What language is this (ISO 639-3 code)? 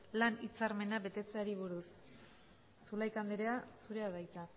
eus